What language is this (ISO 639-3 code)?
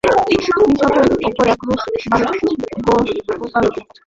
ben